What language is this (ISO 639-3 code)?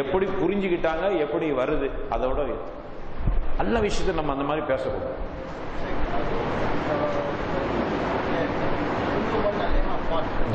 ara